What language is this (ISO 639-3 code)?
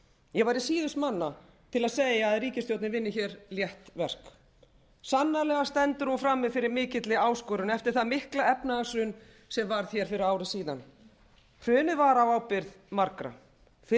isl